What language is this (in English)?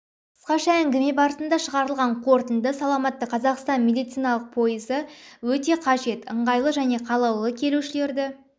Kazakh